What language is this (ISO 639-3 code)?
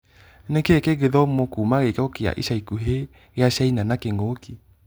kik